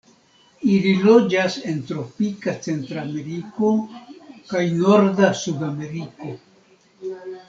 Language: Esperanto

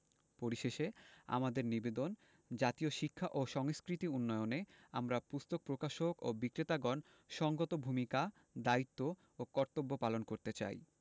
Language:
Bangla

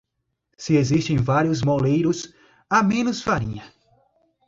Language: Portuguese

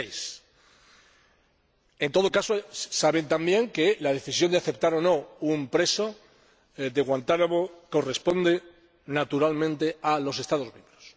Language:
Spanish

